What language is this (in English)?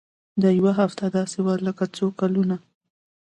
Pashto